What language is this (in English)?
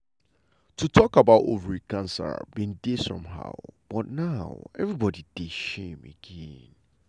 Nigerian Pidgin